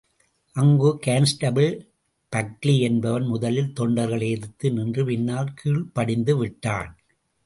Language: Tamil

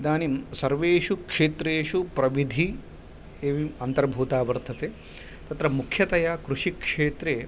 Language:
Sanskrit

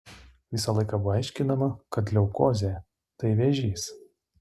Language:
Lithuanian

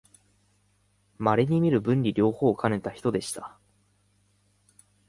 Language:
Japanese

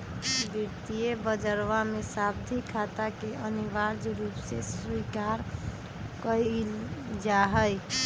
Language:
Magahi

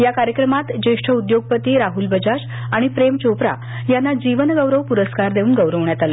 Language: Marathi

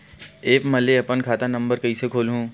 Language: Chhattisgarhi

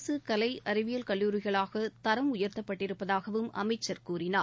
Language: Tamil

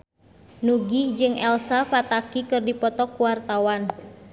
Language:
Sundanese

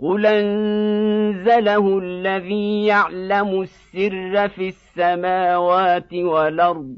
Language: Arabic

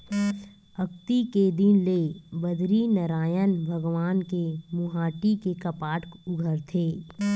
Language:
Chhattisgarhi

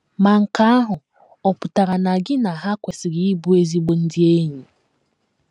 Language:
Igbo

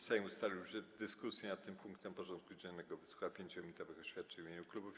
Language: Polish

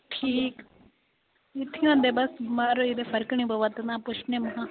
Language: Dogri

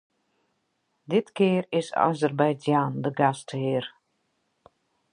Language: Western Frisian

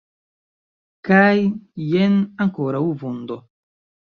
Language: Esperanto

